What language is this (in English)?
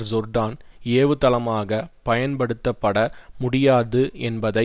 Tamil